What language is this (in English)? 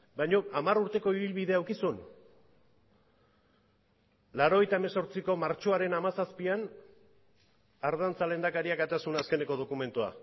Basque